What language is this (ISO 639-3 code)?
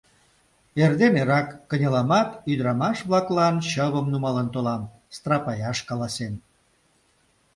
chm